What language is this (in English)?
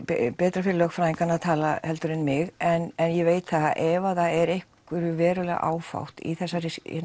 Icelandic